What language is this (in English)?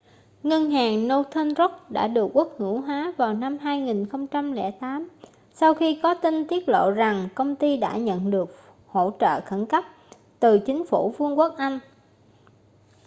Vietnamese